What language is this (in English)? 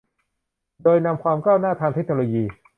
Thai